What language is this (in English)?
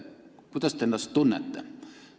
Estonian